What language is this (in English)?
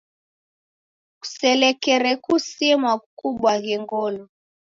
Taita